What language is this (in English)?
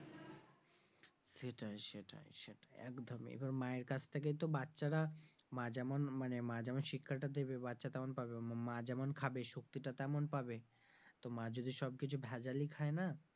Bangla